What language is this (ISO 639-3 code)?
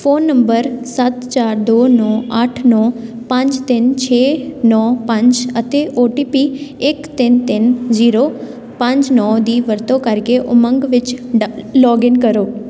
pan